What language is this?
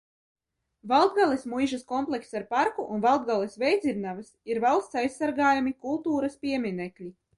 Latvian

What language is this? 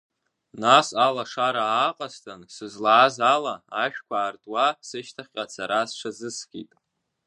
Abkhazian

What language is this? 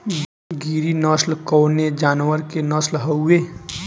Bhojpuri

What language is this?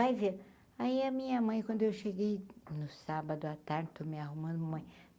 Portuguese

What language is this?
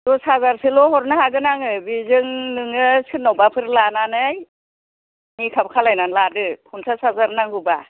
Bodo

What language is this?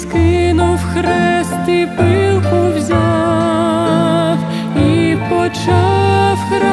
Ukrainian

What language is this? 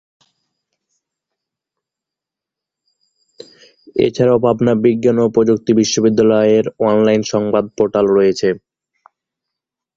Bangla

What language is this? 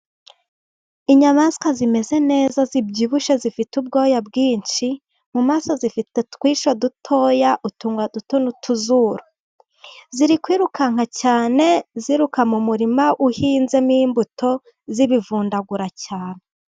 Kinyarwanda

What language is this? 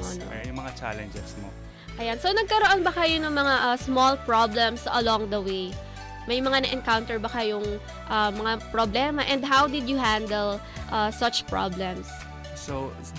Filipino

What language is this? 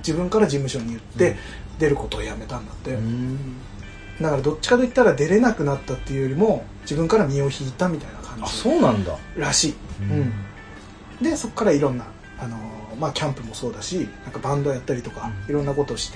Japanese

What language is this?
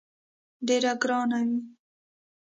Pashto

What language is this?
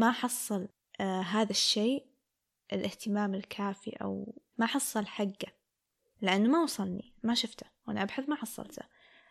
Arabic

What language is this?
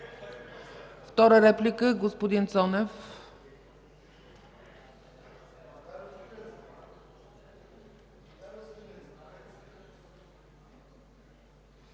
Bulgarian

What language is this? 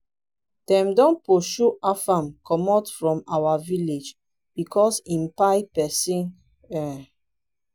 Nigerian Pidgin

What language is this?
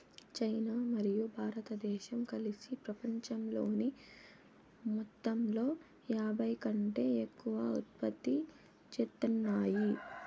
Telugu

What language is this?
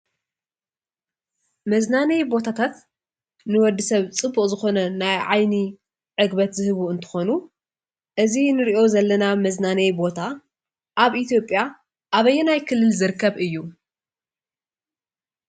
Tigrinya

